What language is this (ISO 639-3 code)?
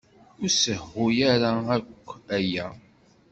kab